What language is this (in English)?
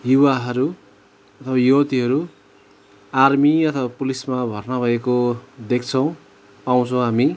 Nepali